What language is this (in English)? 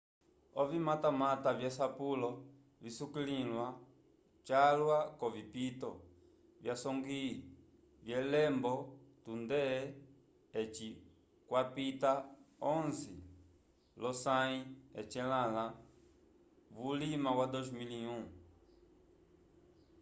Umbundu